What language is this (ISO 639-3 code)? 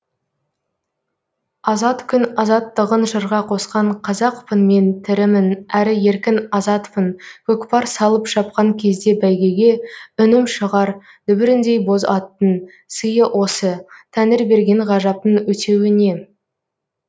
kaz